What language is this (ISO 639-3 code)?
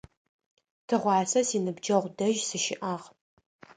ady